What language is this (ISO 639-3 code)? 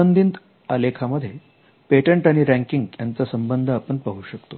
mar